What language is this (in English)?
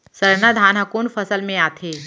Chhattisgarhi